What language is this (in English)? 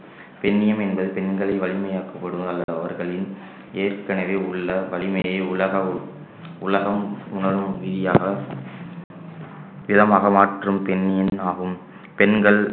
Tamil